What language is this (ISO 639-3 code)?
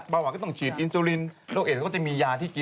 tha